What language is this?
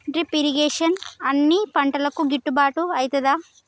Telugu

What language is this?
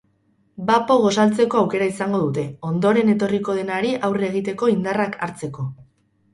Basque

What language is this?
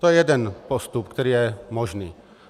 Czech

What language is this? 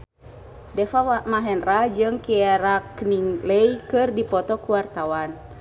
Sundanese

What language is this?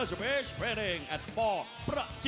Thai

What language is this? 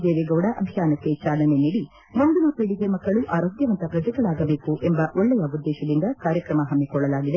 Kannada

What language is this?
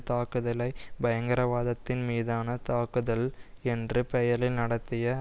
Tamil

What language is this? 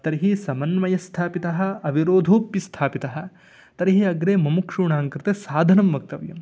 Sanskrit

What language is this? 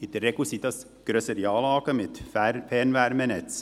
Swiss German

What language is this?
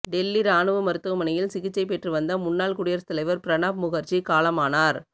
Tamil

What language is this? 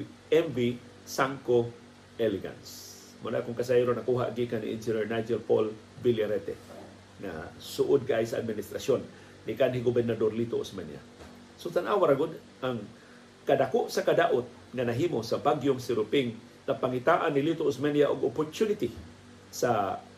Filipino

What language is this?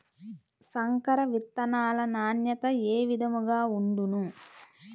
Telugu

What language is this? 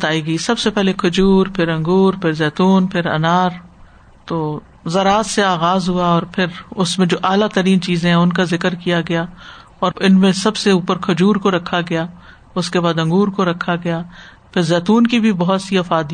Urdu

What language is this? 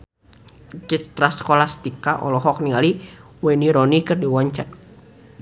Sundanese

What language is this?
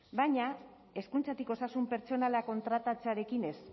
Basque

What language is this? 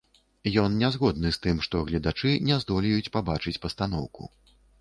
Belarusian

